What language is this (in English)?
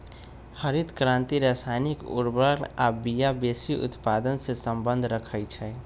Magahi